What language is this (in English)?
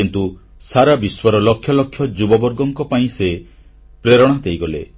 Odia